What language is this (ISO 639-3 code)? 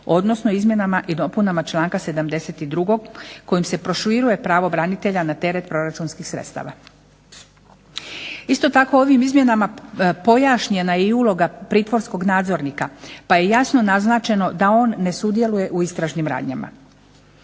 hrv